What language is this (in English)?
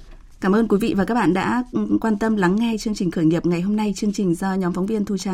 Vietnamese